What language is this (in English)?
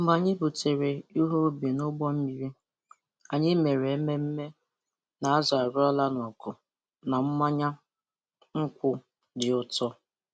Igbo